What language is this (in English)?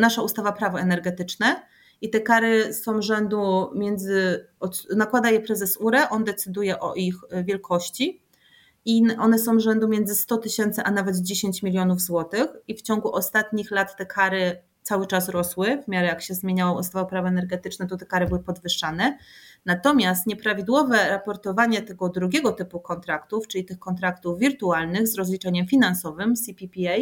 Polish